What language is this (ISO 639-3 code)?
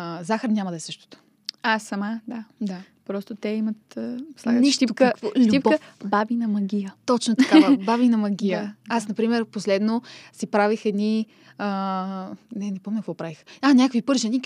bul